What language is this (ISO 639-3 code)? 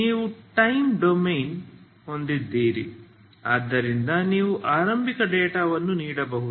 kan